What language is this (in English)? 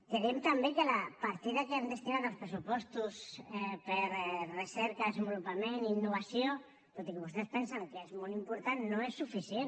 Catalan